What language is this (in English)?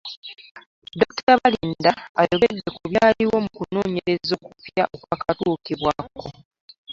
Ganda